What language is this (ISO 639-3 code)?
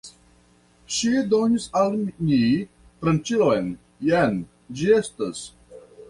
epo